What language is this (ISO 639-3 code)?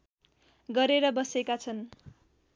nep